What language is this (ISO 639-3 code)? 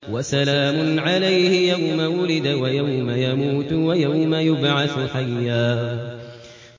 ara